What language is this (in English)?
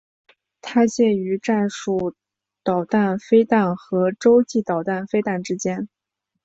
Chinese